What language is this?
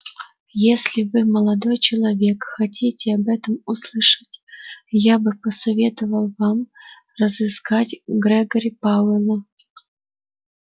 Russian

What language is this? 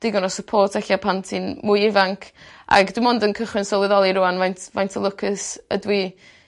Welsh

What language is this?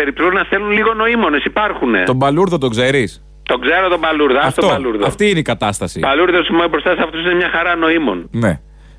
Greek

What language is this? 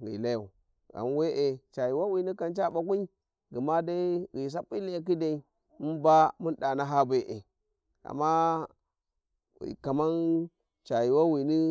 Warji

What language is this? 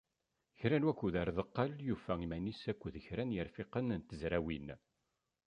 Kabyle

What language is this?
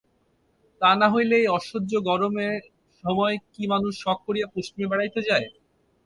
Bangla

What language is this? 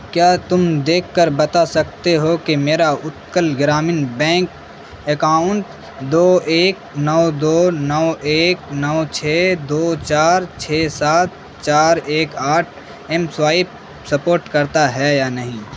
Urdu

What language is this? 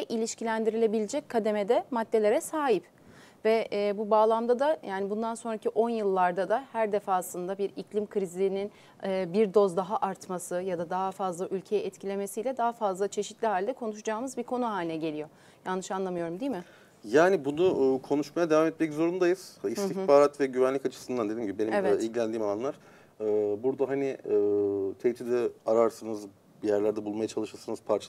Turkish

